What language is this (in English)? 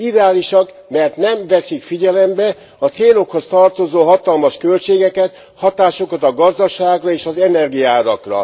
Hungarian